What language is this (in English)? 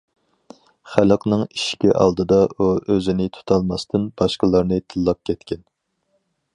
Uyghur